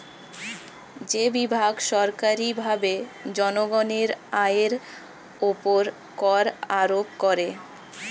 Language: Bangla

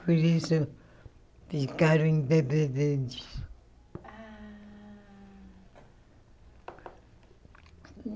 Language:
Portuguese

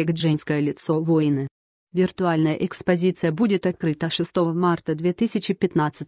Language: Russian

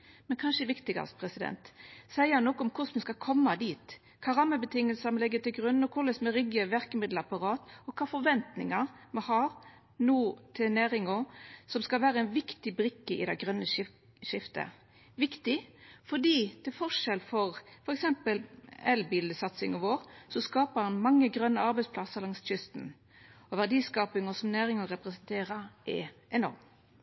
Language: Norwegian Nynorsk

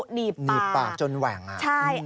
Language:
Thai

